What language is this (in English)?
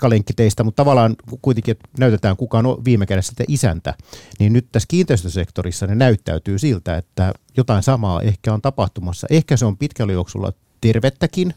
Finnish